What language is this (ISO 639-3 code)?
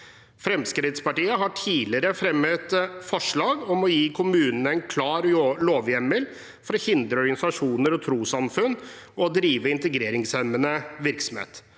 nor